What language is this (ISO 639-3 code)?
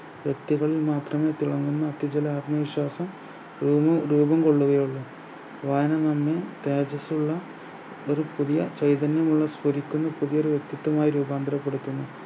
mal